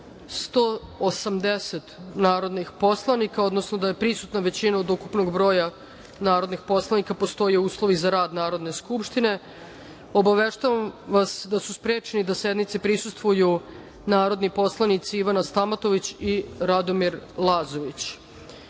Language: Serbian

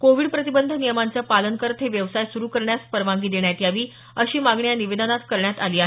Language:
Marathi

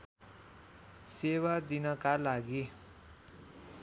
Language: Nepali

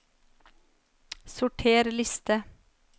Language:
Norwegian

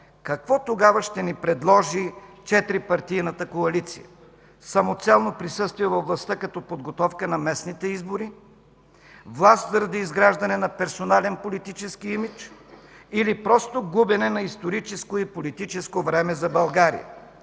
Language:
Bulgarian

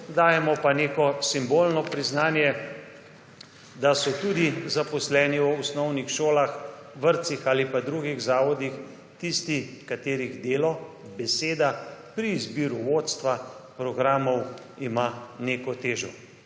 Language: Slovenian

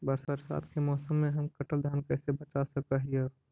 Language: Magahi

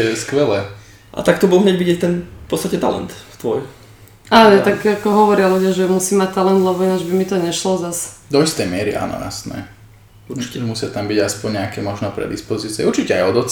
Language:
Slovak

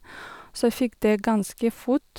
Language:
Norwegian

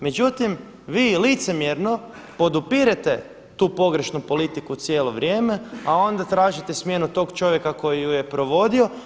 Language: Croatian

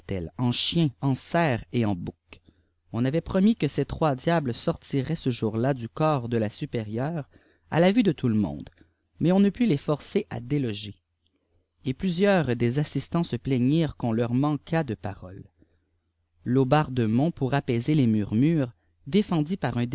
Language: French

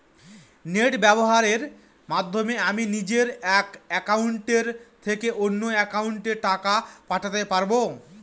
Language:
Bangla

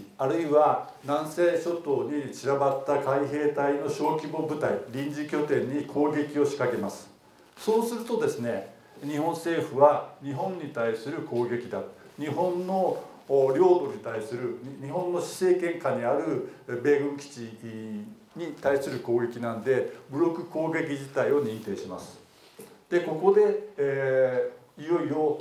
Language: Japanese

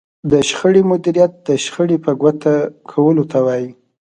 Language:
Pashto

